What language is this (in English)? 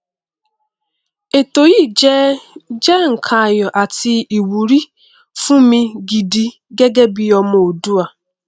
Yoruba